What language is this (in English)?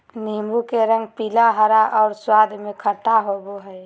Magahi